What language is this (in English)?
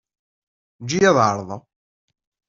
Kabyle